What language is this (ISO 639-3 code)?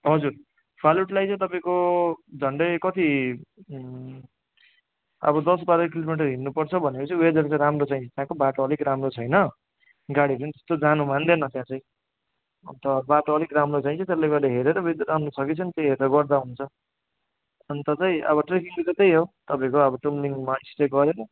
nep